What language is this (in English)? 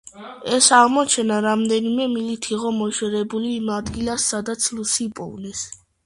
Georgian